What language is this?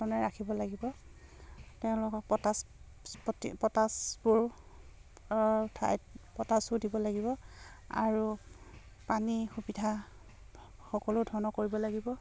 Assamese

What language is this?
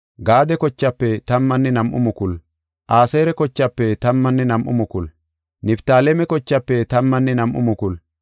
Gofa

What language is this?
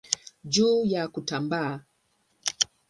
Swahili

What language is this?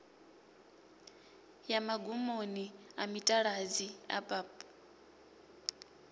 Venda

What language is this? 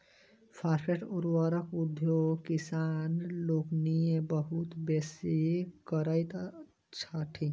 Maithili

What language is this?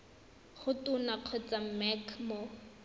Tswana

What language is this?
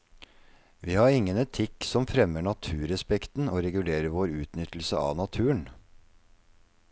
Norwegian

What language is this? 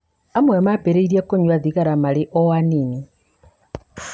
Kikuyu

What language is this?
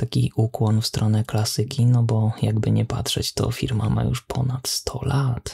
Polish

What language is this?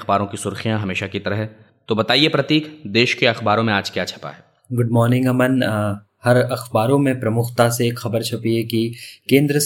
Hindi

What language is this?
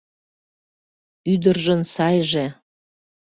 Mari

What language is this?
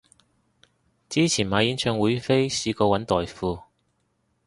Cantonese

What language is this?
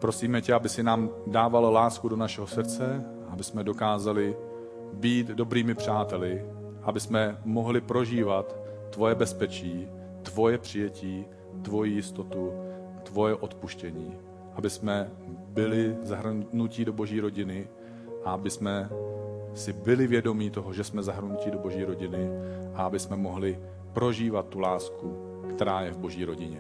Czech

